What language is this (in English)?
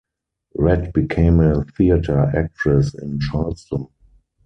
English